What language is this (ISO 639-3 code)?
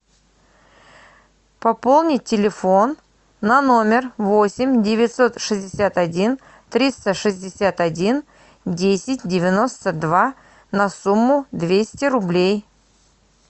rus